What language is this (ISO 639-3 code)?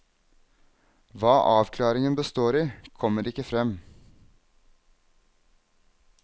nor